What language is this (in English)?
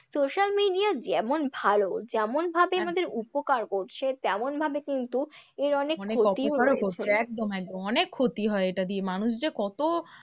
Bangla